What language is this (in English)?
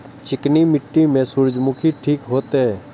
Maithili